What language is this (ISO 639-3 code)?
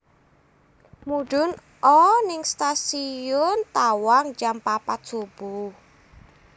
jav